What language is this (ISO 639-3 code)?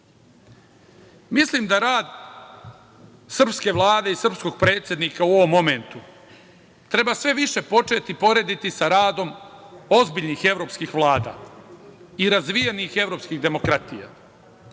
srp